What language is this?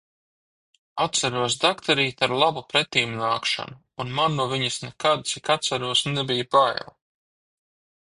Latvian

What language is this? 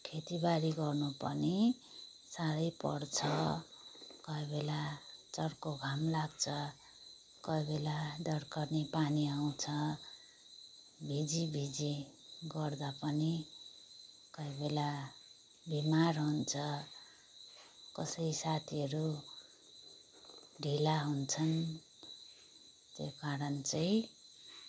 Nepali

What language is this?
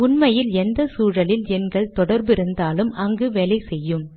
Tamil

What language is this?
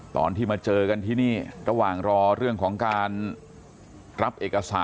Thai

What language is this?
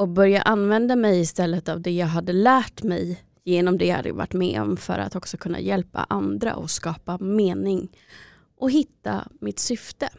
Swedish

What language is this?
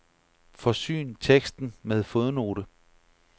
Danish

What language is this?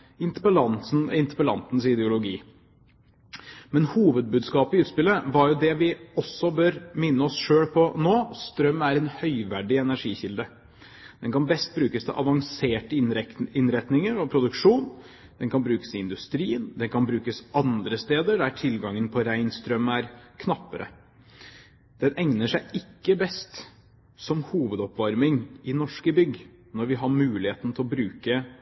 Norwegian Bokmål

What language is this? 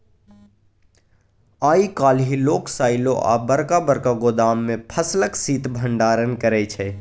Maithili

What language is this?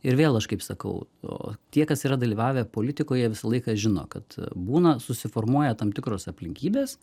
Lithuanian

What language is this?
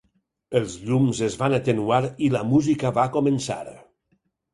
Catalan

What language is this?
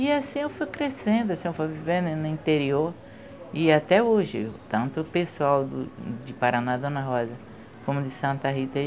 Portuguese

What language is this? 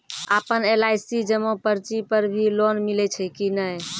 Maithili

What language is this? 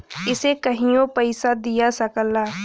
Bhojpuri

